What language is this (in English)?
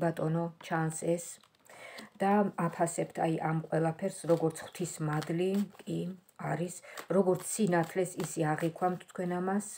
Romanian